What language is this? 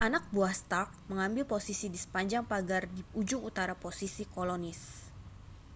Indonesian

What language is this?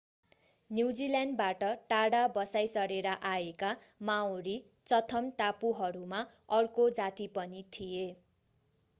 Nepali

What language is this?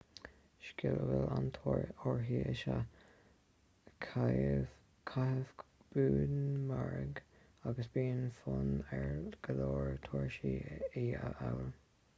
Irish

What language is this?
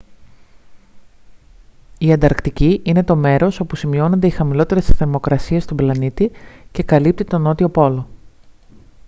Greek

